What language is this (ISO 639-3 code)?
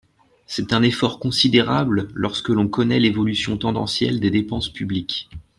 fra